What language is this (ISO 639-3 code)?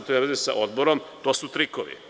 srp